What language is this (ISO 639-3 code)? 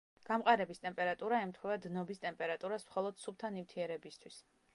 kat